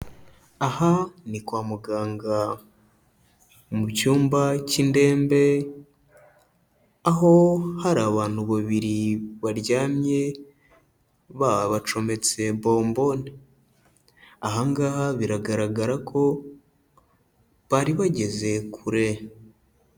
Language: Kinyarwanda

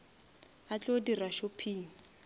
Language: Northern Sotho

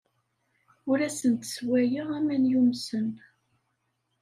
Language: Kabyle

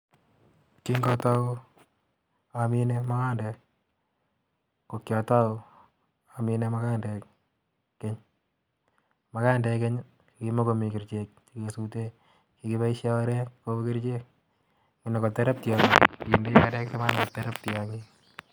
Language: Kalenjin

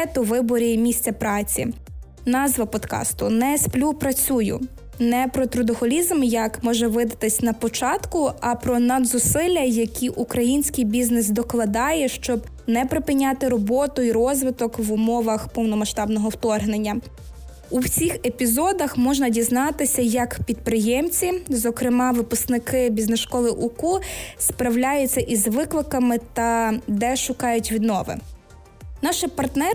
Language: Ukrainian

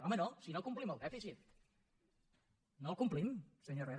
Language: Catalan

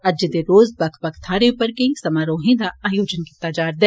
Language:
Dogri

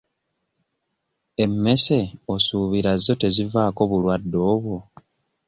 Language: Ganda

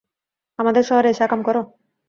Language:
Bangla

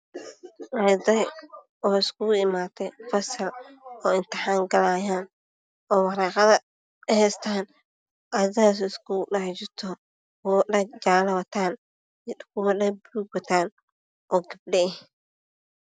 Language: Somali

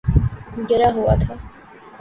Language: Urdu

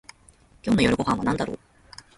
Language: Japanese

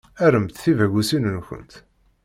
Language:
Kabyle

